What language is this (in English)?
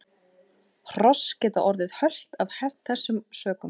Icelandic